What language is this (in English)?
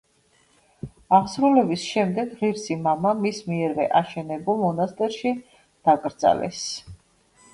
Georgian